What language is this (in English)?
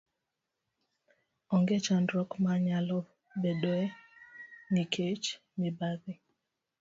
Luo (Kenya and Tanzania)